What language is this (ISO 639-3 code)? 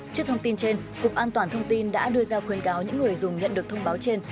vie